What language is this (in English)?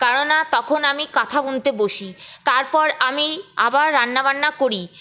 Bangla